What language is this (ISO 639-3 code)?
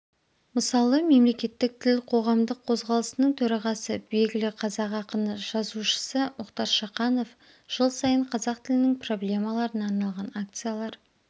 kaz